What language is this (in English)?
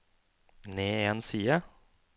Norwegian